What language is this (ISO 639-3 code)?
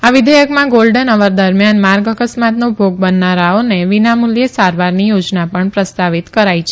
guj